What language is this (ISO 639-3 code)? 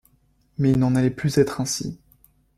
fra